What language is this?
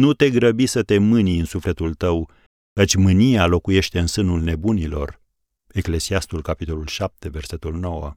Romanian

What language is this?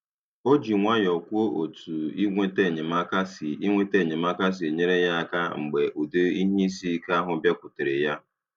Igbo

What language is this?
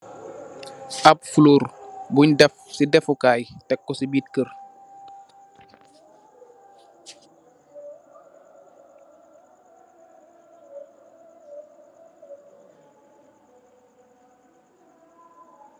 Wolof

